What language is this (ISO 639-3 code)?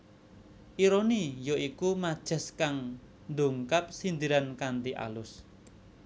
jav